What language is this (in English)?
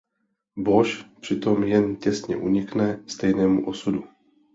Czech